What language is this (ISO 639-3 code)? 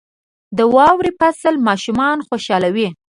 pus